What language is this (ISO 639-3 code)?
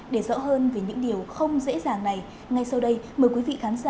vie